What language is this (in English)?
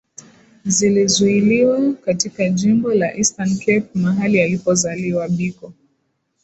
Swahili